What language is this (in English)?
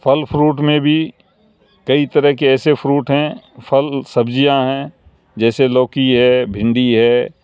Urdu